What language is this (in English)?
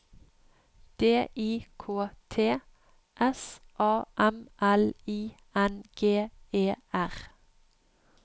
Norwegian